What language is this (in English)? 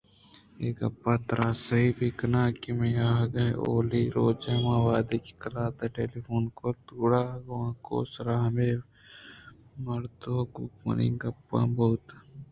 Eastern Balochi